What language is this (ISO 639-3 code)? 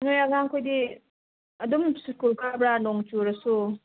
mni